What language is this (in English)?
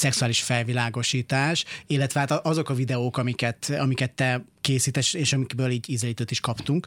Hungarian